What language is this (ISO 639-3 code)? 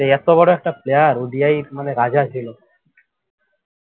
ben